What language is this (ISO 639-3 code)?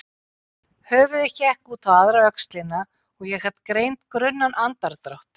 isl